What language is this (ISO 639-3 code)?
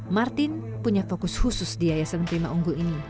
ind